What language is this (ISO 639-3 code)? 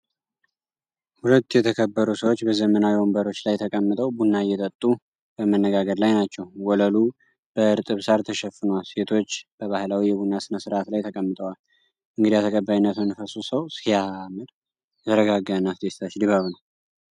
amh